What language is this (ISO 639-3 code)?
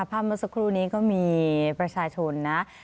tha